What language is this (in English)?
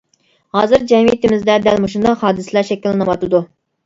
Uyghur